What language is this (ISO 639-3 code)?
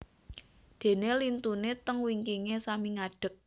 jav